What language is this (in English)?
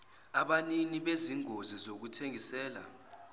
Zulu